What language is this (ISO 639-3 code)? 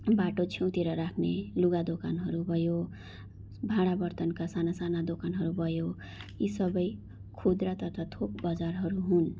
nep